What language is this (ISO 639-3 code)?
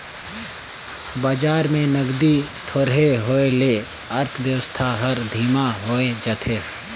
hne